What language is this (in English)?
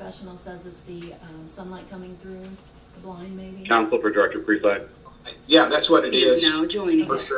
English